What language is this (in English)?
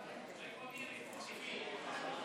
Hebrew